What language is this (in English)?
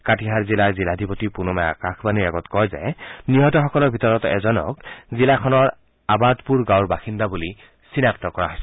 Assamese